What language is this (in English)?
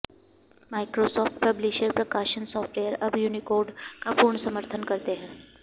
Sanskrit